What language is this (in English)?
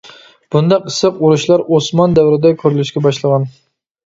Uyghur